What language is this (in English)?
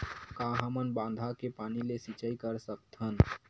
Chhattisgarhi